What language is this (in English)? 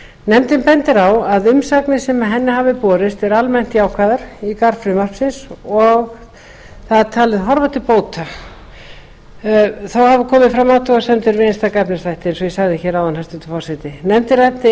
Icelandic